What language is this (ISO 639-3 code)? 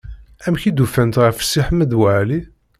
kab